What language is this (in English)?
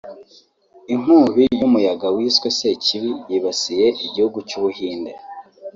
Kinyarwanda